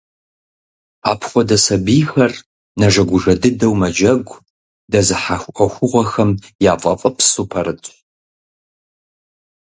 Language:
Kabardian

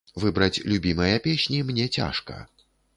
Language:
Belarusian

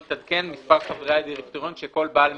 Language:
Hebrew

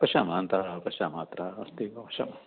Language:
Sanskrit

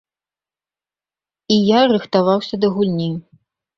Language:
Belarusian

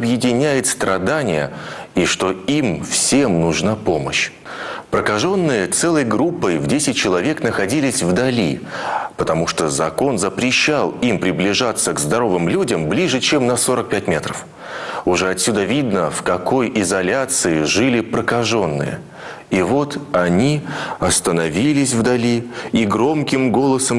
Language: Russian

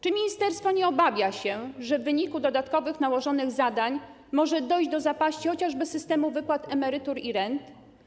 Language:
Polish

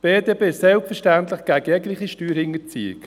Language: Swiss German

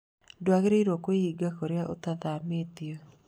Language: Kikuyu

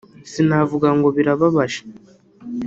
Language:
Kinyarwanda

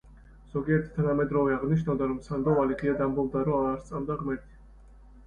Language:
Georgian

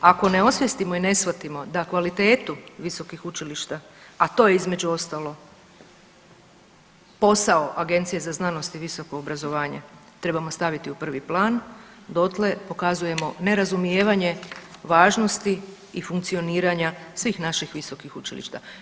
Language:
Croatian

